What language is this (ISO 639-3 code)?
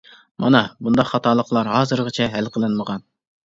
uig